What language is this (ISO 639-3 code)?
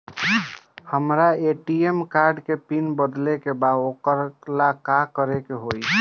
bho